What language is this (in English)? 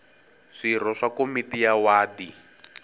Tsonga